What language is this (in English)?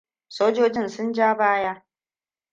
Hausa